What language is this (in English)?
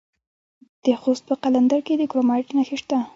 Pashto